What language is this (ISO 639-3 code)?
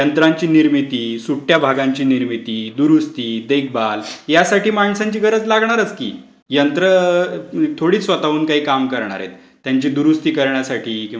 mar